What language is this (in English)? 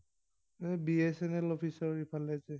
Assamese